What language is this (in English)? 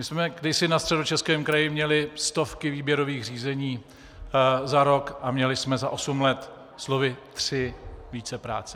Czech